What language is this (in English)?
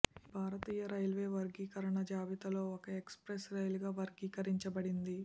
Telugu